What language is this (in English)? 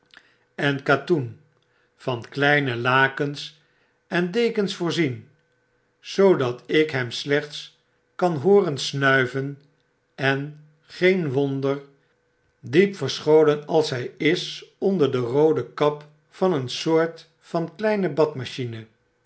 Dutch